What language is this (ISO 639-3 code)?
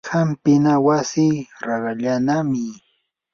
qur